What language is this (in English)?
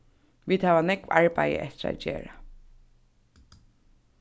Faroese